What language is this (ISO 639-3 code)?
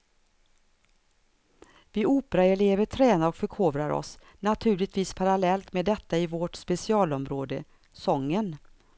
swe